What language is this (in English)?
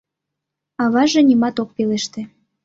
Mari